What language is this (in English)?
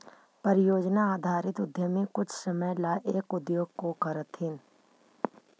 Magahi